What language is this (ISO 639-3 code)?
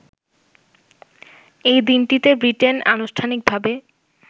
ben